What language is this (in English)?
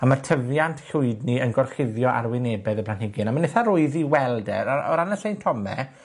Welsh